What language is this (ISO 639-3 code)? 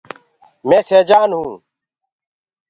ggg